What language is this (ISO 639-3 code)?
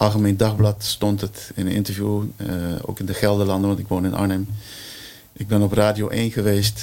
nld